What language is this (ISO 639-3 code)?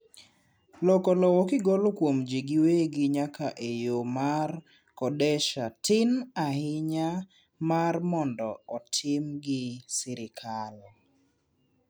luo